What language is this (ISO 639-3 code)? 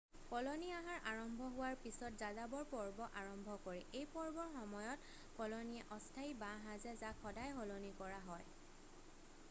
asm